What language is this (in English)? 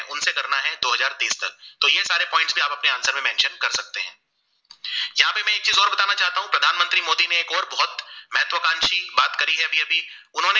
Gujarati